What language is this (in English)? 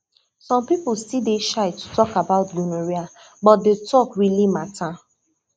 Nigerian Pidgin